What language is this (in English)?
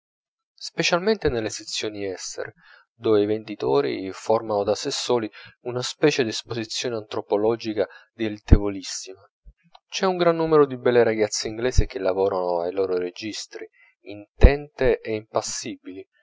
Italian